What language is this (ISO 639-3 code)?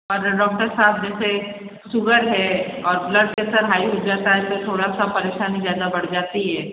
hin